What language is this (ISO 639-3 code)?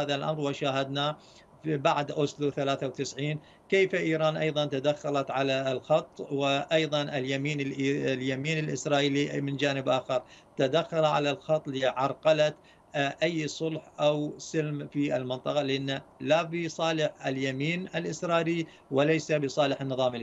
ara